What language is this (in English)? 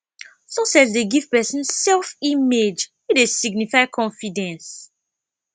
Nigerian Pidgin